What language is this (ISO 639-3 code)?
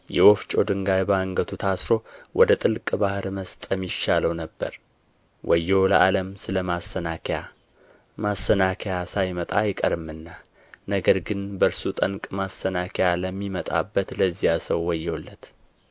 amh